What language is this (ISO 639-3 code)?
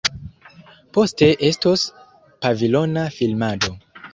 epo